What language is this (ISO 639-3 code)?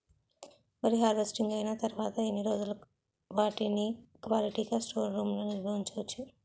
tel